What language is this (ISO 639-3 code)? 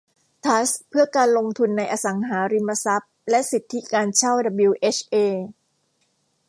tha